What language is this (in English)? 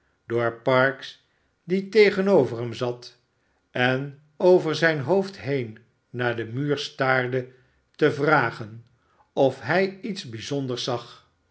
Dutch